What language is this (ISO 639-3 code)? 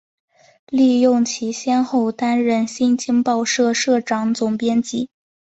zho